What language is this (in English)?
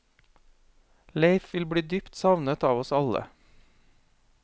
Norwegian